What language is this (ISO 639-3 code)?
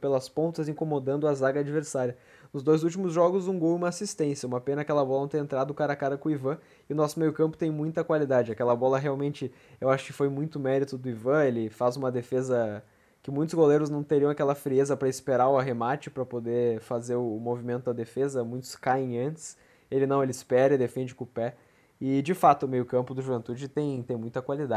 por